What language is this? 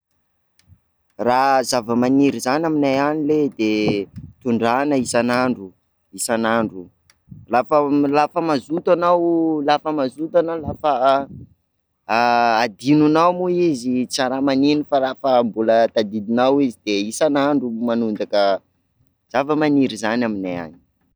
Sakalava Malagasy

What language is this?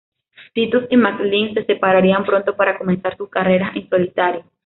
Spanish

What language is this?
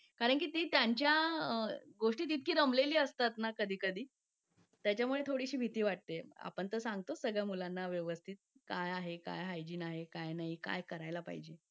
Marathi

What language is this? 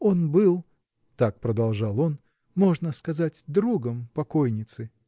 Russian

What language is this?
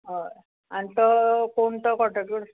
Konkani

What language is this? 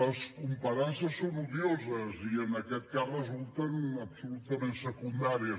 Catalan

